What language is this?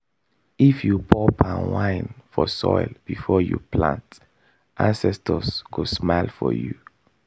Nigerian Pidgin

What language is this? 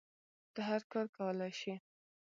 Pashto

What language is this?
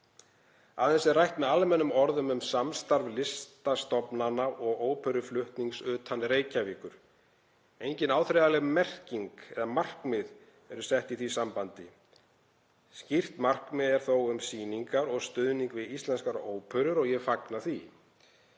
Icelandic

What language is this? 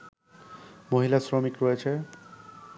Bangla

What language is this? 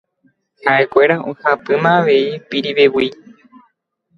Guarani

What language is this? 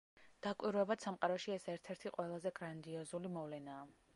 Georgian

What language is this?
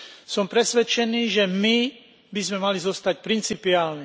Slovak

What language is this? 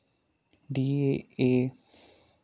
Dogri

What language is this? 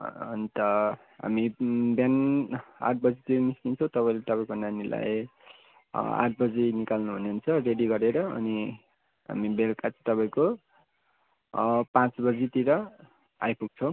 Nepali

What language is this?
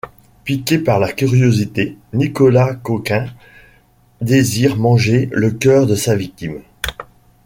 French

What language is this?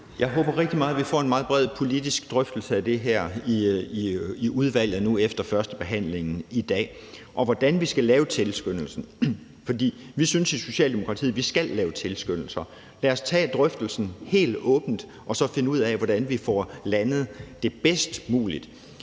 Danish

